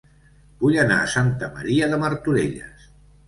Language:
Catalan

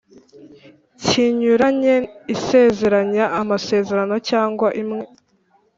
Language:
Kinyarwanda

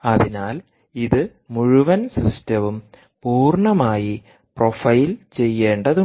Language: Malayalam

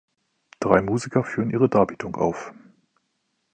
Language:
German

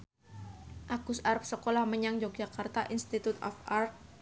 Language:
Javanese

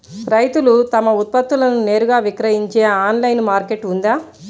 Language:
Telugu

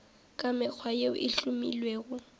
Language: Northern Sotho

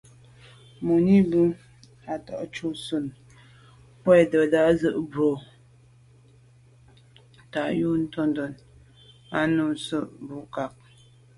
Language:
Medumba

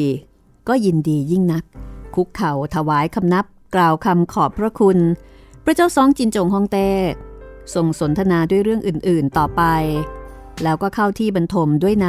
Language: Thai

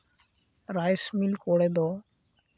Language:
Santali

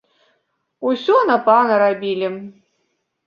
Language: Belarusian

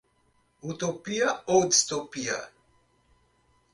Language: Portuguese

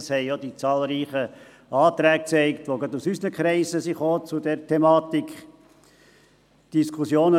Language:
Swiss German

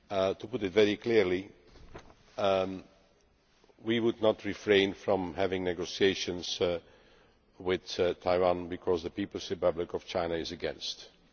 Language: English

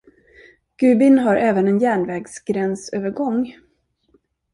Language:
Swedish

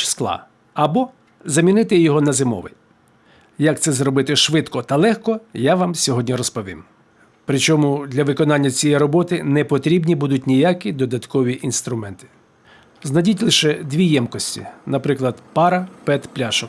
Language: Ukrainian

